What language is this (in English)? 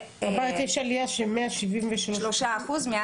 Hebrew